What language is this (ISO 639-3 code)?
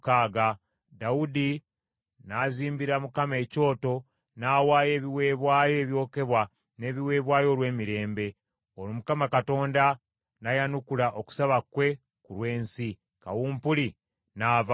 lug